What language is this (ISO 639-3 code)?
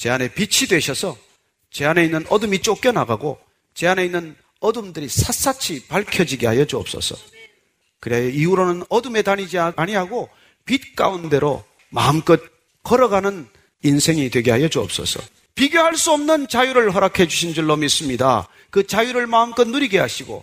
kor